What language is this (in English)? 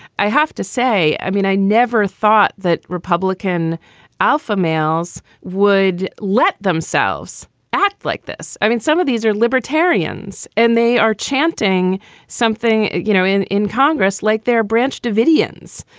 English